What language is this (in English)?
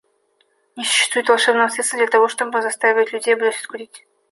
Russian